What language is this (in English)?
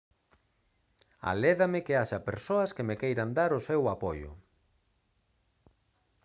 Galician